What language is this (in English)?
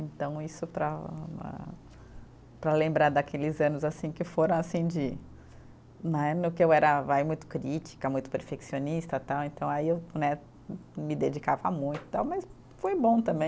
Portuguese